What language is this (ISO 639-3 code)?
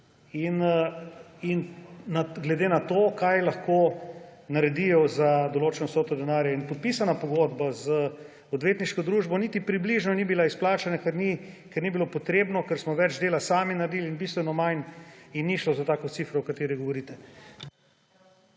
slv